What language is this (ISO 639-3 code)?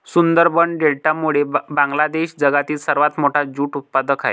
mar